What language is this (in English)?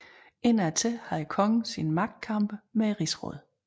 Danish